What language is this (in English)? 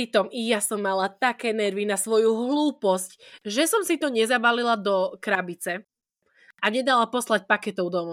Slovak